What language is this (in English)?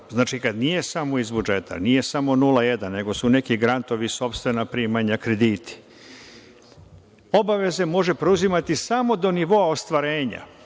Serbian